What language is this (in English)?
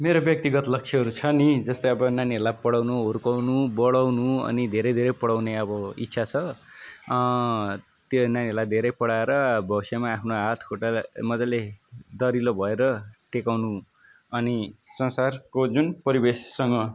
Nepali